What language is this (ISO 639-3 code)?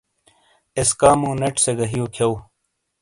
scl